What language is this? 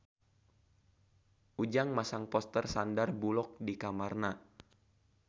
Sundanese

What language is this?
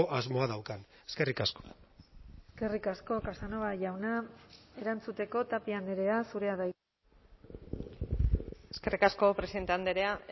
Basque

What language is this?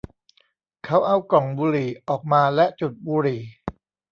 Thai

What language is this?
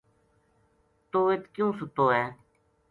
Gujari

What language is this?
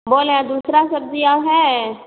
Hindi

